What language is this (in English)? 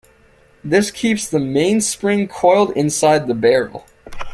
English